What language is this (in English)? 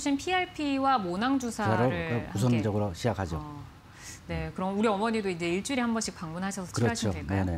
Korean